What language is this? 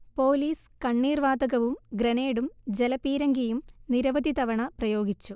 Malayalam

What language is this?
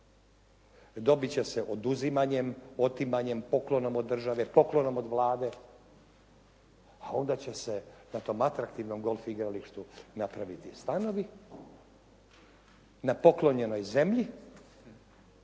Croatian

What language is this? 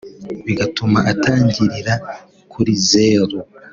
Kinyarwanda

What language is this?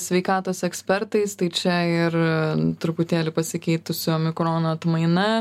Lithuanian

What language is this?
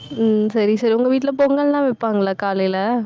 Tamil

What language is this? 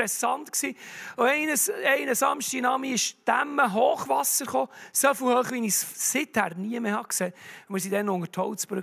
German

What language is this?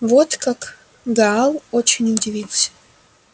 Russian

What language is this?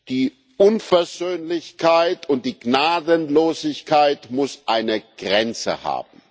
German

